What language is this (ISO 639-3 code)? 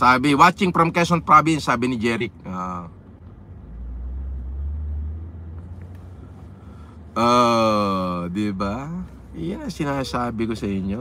fil